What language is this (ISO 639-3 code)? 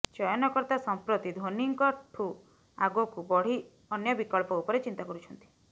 ori